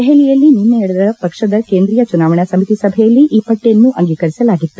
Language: Kannada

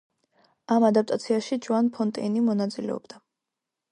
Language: Georgian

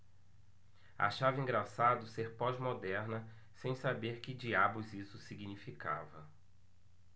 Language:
Portuguese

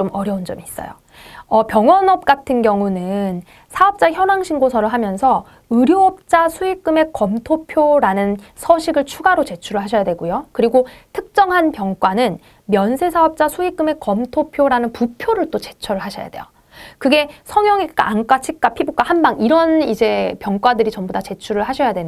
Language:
Korean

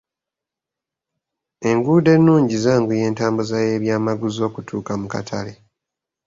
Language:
Ganda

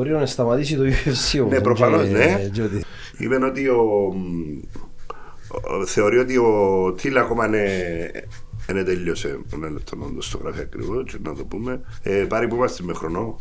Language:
Greek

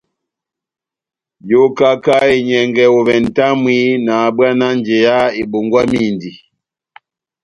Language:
Batanga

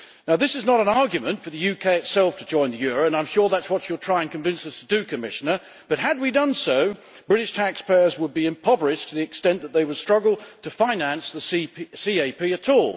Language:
English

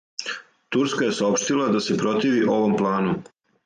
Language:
Serbian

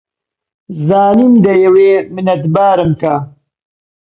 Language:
Central Kurdish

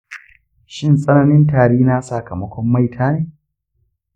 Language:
Hausa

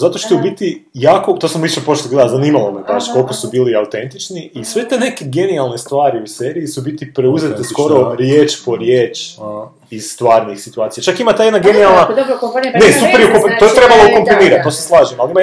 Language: Croatian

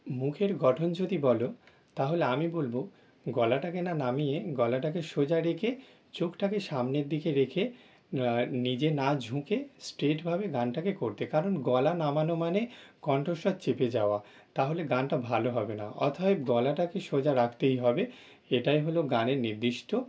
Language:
Bangla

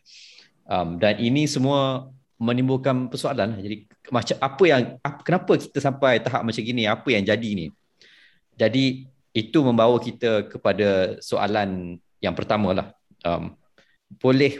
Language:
Malay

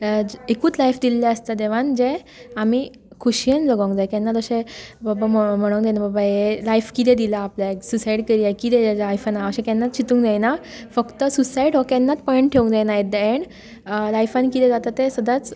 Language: Konkani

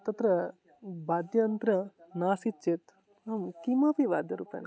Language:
Sanskrit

